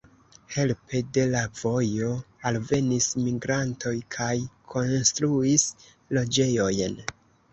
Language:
Esperanto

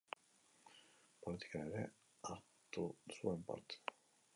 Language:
Basque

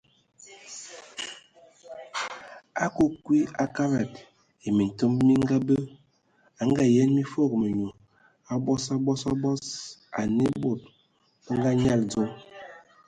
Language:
Ewondo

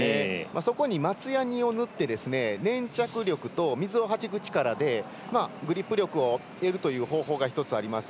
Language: Japanese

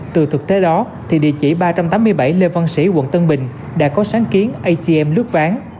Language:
Vietnamese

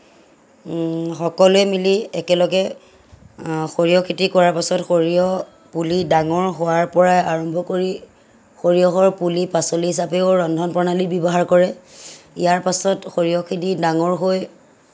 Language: Assamese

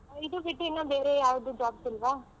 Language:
Kannada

